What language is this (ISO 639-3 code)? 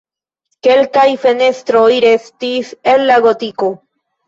epo